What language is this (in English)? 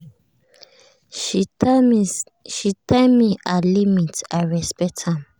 Nigerian Pidgin